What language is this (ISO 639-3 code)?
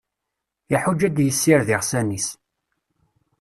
kab